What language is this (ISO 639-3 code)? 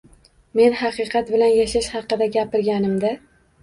uzb